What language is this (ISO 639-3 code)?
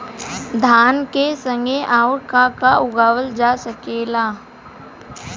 bho